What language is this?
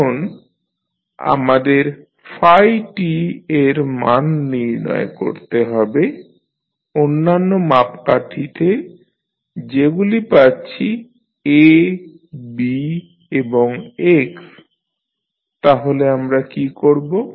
Bangla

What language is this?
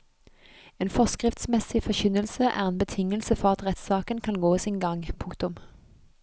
Norwegian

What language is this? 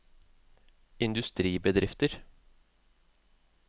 Norwegian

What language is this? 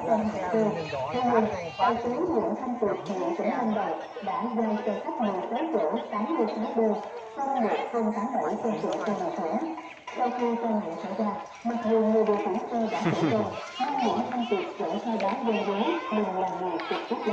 Vietnamese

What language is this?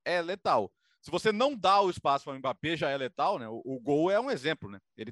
Portuguese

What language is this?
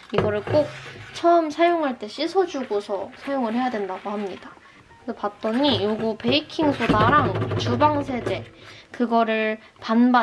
Korean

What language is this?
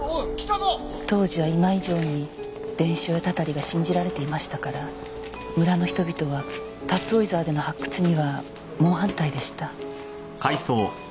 Japanese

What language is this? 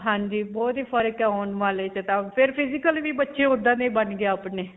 Punjabi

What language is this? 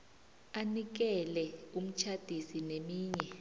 South Ndebele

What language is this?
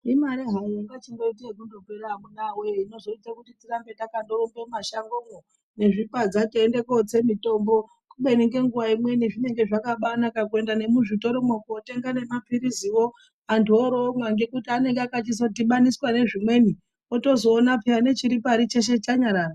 Ndau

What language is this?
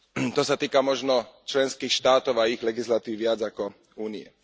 Slovak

